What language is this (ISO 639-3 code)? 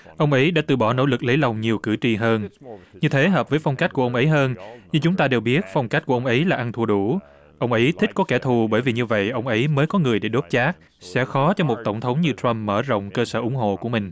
vie